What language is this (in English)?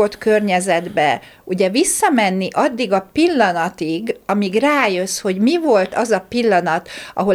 Hungarian